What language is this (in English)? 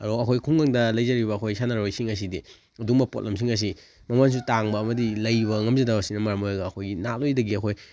Manipuri